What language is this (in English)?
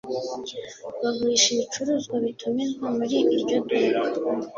Kinyarwanda